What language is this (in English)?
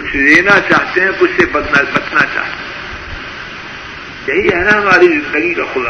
Urdu